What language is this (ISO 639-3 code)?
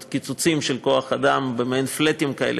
heb